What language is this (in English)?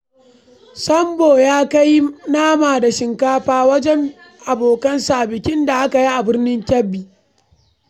Hausa